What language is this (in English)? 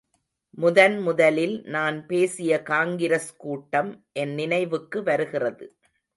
Tamil